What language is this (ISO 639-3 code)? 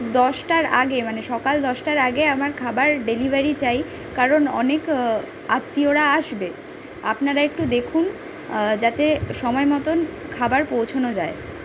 ben